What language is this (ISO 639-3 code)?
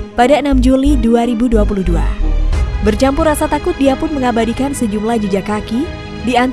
ind